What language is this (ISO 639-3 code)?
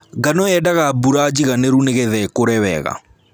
kik